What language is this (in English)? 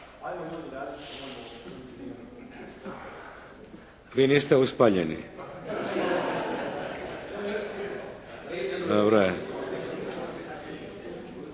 Croatian